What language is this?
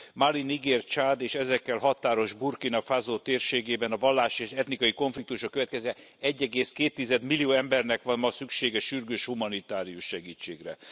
Hungarian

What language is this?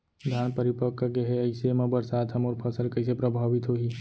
Chhattisgarhi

